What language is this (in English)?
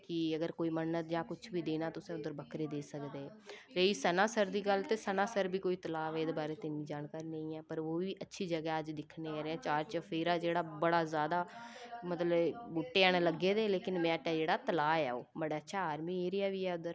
Dogri